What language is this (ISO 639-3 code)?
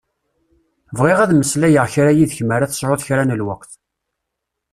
kab